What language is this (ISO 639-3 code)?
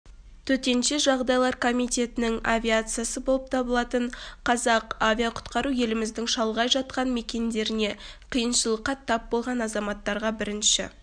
kaz